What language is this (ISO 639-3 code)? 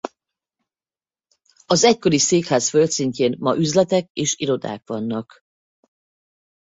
hun